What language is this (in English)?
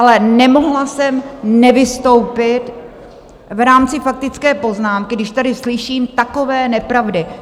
Czech